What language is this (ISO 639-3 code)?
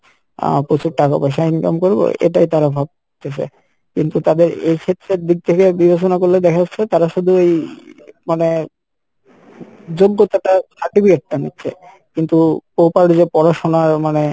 ben